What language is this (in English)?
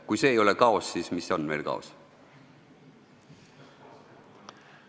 Estonian